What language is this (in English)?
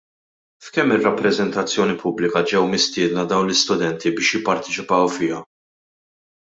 Maltese